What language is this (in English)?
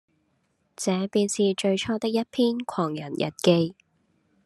Cantonese